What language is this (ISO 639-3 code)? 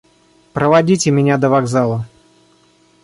rus